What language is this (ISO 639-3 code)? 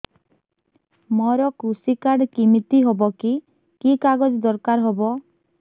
ori